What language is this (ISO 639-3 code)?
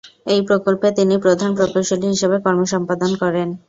ben